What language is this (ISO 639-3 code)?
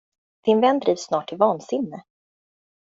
swe